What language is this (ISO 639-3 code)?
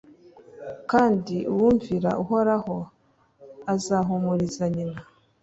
kin